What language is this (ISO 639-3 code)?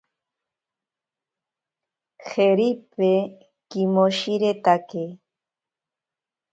prq